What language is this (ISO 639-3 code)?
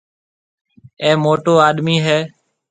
mve